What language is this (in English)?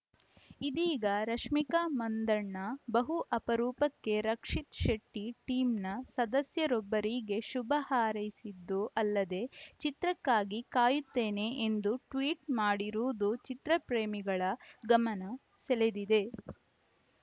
Kannada